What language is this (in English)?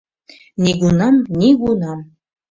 Mari